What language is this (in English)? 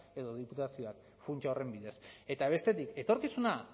Basque